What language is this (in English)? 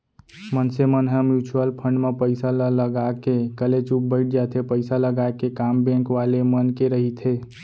Chhattisgarhi